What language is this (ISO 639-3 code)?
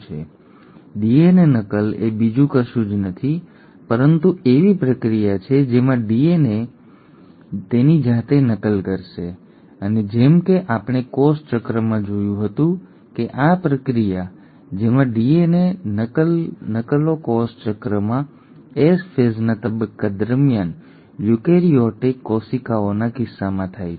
guj